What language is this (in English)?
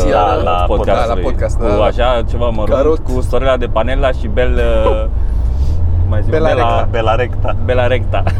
Romanian